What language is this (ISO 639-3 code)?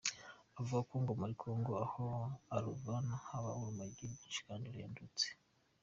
kin